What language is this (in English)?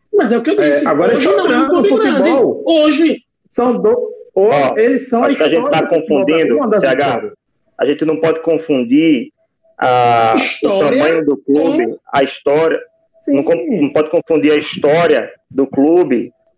Portuguese